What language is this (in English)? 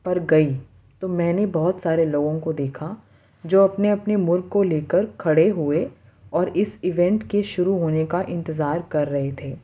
Urdu